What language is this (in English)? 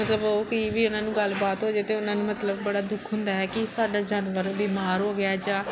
Punjabi